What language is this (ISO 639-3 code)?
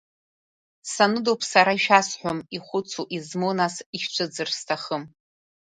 abk